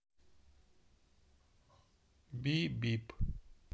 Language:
Russian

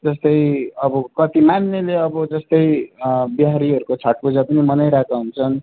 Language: Nepali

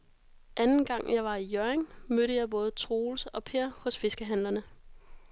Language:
Danish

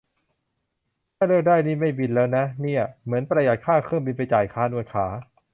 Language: Thai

